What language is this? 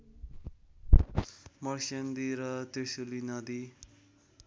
Nepali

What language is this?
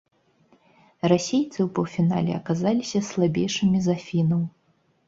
Belarusian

